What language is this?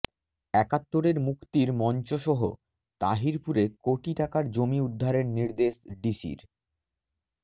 Bangla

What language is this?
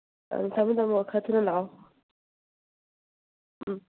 Manipuri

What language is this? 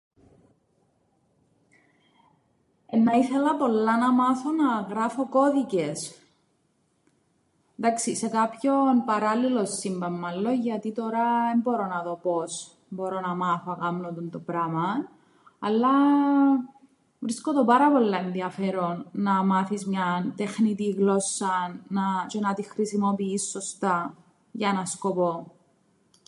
Greek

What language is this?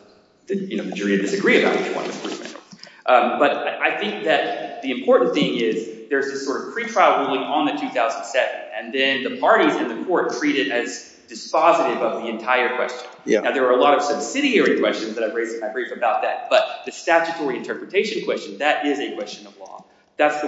English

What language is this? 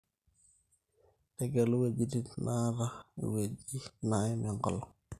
Masai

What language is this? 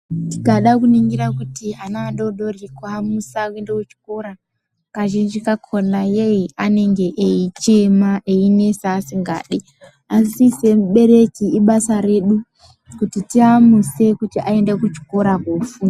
Ndau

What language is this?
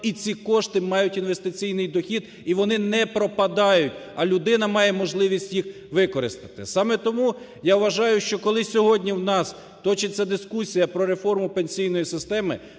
Ukrainian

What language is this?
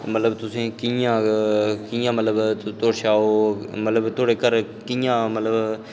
Dogri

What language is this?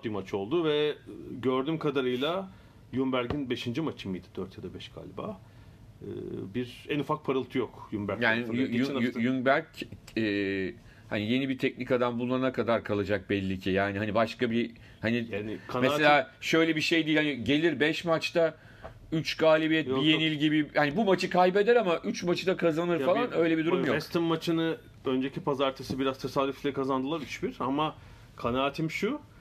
Turkish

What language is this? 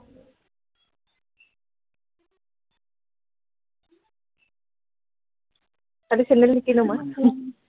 Assamese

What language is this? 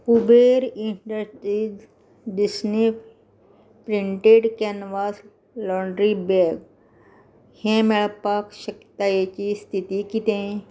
Konkani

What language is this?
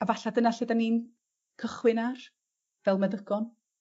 Welsh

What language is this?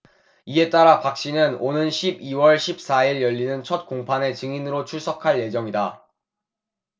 Korean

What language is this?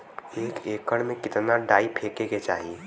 Bhojpuri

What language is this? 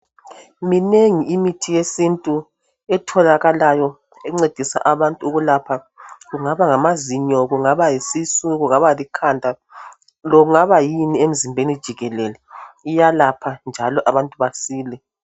North Ndebele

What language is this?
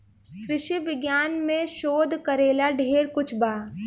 Bhojpuri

